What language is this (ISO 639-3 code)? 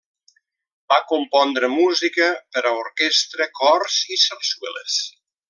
cat